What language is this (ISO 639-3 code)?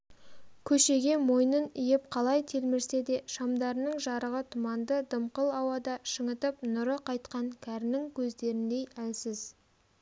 kaz